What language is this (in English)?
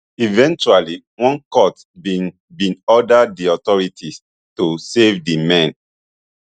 Nigerian Pidgin